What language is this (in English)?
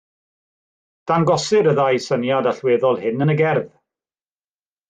Welsh